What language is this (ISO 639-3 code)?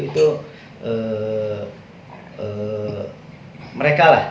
ind